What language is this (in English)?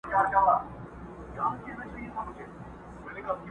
Pashto